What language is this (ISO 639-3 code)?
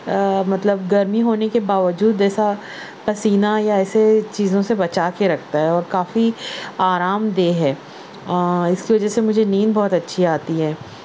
urd